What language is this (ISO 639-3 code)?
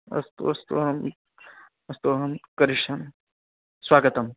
san